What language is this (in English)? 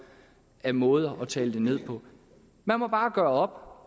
Danish